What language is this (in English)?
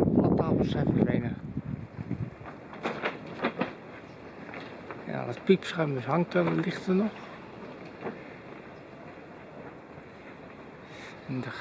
Dutch